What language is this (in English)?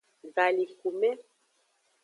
Aja (Benin)